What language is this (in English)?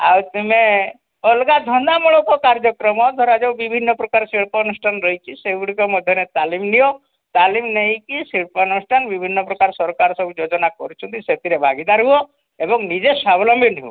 Odia